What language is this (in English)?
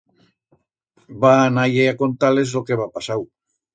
Aragonese